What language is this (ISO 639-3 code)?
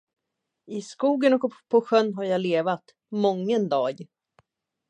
swe